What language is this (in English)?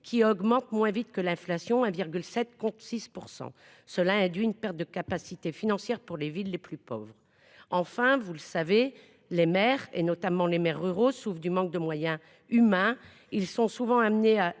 French